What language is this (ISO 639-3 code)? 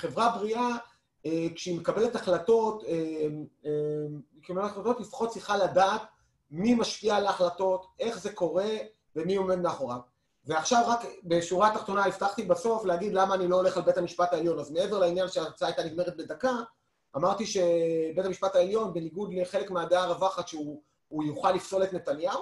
heb